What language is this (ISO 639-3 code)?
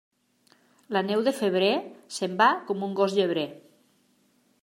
cat